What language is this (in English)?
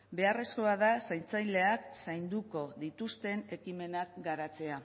Basque